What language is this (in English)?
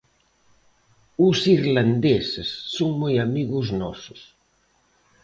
Galician